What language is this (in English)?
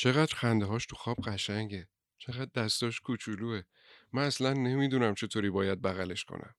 Persian